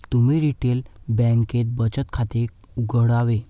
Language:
Marathi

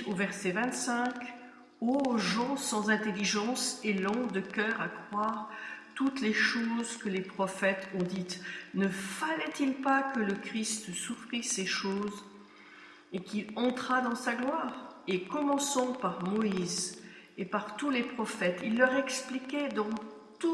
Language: French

